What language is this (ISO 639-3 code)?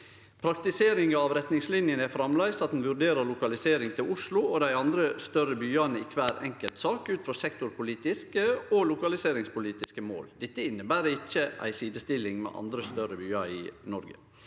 nor